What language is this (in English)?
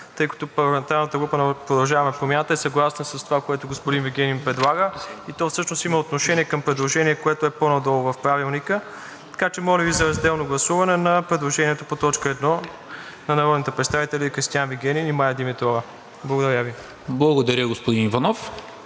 Bulgarian